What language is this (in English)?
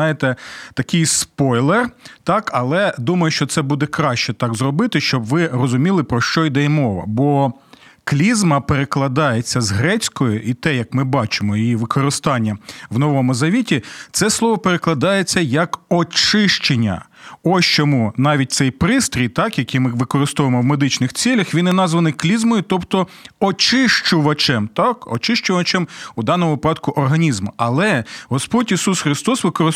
Ukrainian